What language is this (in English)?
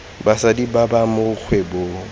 Tswana